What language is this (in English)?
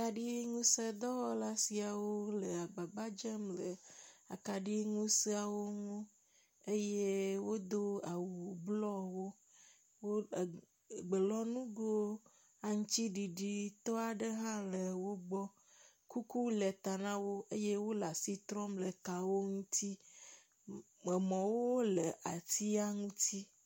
Ewe